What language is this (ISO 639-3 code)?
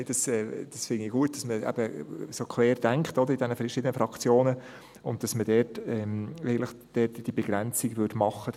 gsw